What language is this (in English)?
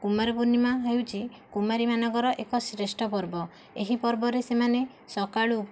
Odia